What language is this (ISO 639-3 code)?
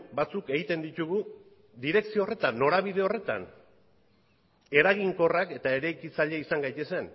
eus